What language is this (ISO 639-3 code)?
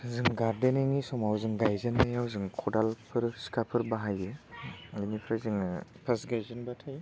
brx